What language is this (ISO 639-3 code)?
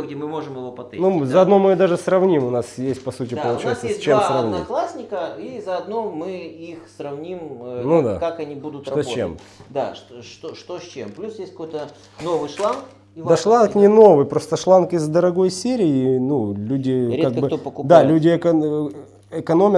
rus